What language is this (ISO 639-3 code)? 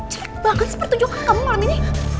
ind